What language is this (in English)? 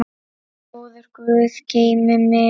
Icelandic